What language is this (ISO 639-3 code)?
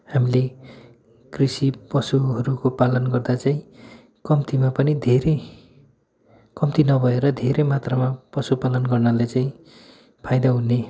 nep